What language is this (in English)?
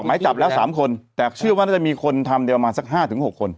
Thai